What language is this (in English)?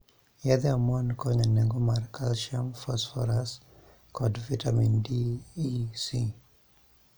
Luo (Kenya and Tanzania)